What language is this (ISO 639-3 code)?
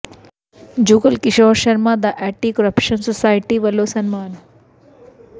pan